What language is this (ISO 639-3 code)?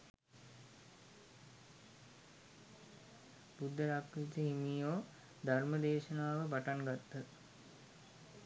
sin